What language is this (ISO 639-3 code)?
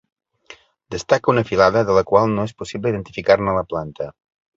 cat